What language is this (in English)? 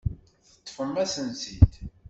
Kabyle